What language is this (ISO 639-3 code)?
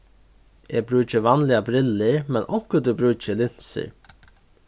fao